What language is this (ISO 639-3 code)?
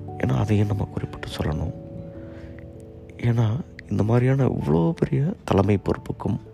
tam